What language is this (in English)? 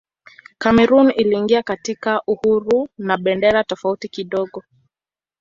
Swahili